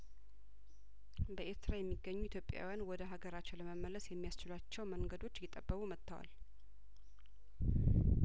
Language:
Amharic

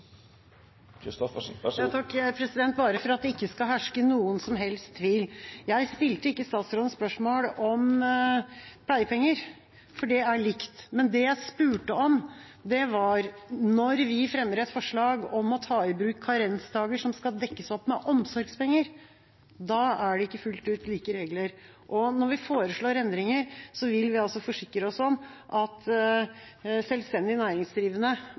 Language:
Norwegian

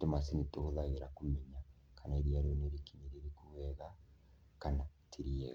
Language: Kikuyu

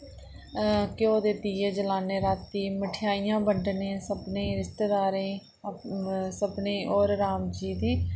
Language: Dogri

